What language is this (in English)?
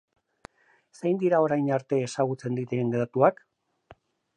Basque